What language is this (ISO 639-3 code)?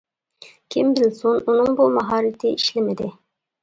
uig